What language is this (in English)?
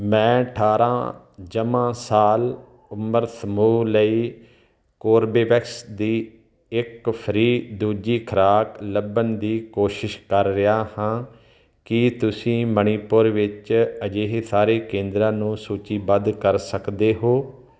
Punjabi